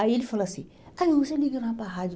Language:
Portuguese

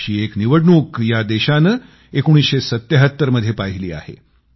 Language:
Marathi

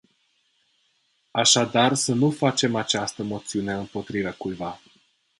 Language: Romanian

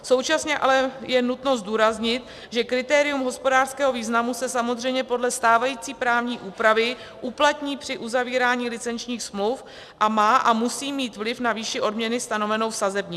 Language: Czech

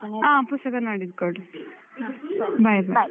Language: Kannada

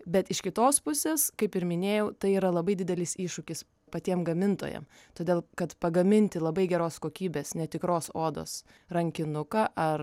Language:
Lithuanian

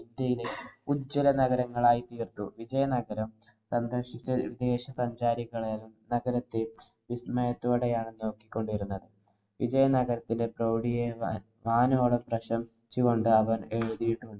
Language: Malayalam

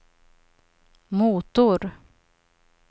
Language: Swedish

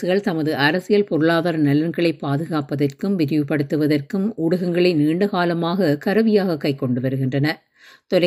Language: Tamil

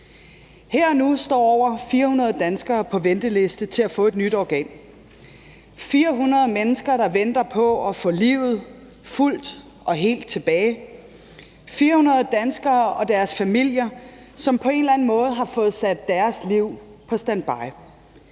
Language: Danish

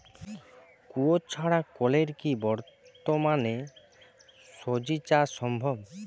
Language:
Bangla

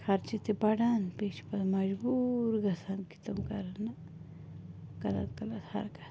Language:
Kashmiri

